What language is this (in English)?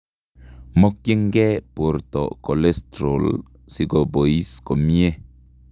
Kalenjin